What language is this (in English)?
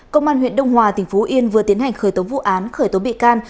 Vietnamese